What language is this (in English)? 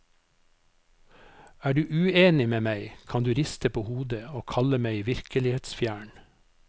Norwegian